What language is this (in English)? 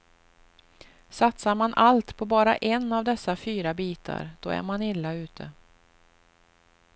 Swedish